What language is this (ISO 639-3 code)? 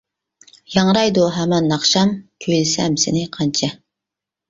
uig